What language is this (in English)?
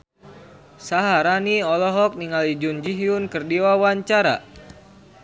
Sundanese